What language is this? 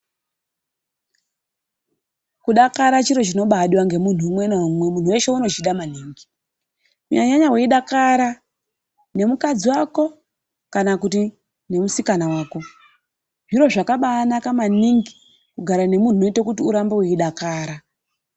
Ndau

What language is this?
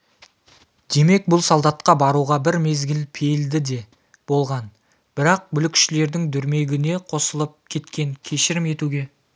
Kazakh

